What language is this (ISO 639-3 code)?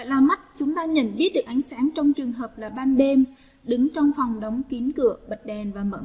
vie